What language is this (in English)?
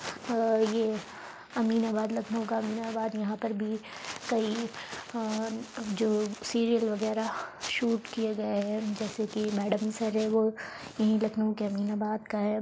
Urdu